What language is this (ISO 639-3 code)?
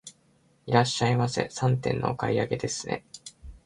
jpn